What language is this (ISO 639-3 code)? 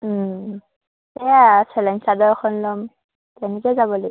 asm